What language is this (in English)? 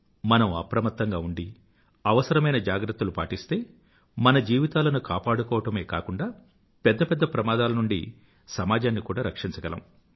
Telugu